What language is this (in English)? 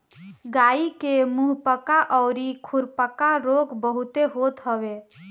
Bhojpuri